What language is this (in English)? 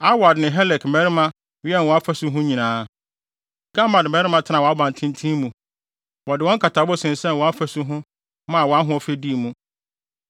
Akan